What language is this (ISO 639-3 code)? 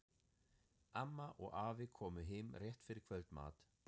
isl